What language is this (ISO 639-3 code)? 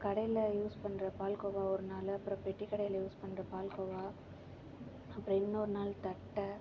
tam